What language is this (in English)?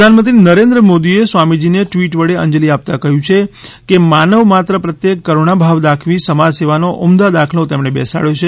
Gujarati